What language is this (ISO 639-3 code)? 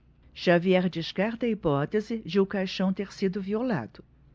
por